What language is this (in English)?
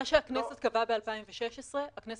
Hebrew